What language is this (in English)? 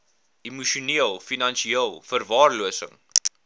Afrikaans